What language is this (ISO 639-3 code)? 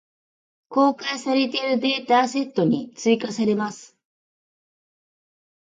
jpn